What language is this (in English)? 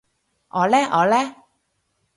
Cantonese